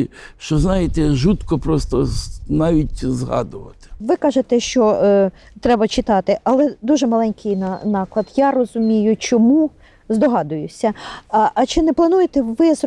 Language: Ukrainian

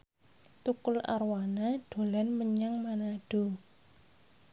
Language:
Javanese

